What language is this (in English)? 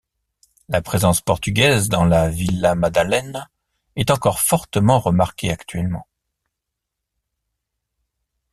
French